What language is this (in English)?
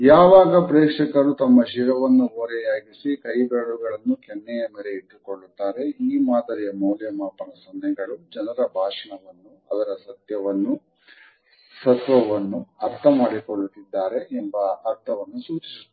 Kannada